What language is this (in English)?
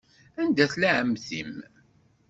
Kabyle